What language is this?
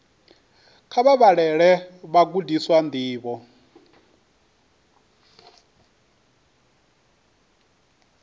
Venda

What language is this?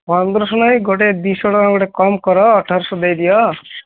Odia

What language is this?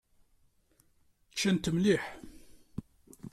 Kabyle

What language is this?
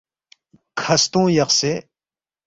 Balti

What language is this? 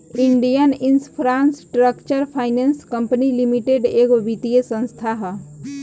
Bhojpuri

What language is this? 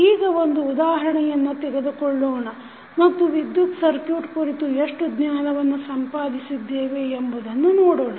Kannada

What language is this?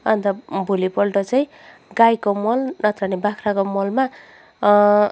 Nepali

